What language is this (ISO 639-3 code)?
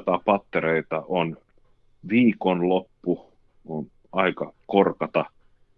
fin